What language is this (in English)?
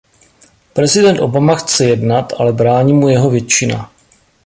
Czech